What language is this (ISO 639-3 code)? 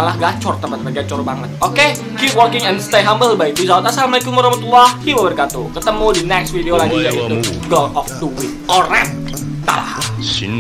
ind